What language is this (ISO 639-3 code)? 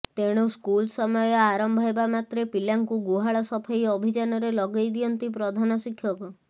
ori